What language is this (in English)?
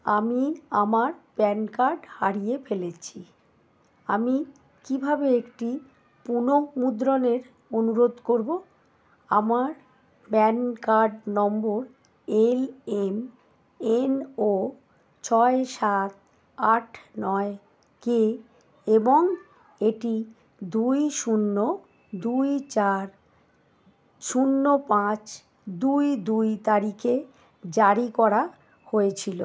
Bangla